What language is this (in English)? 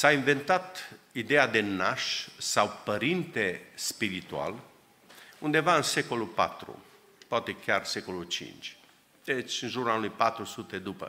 Romanian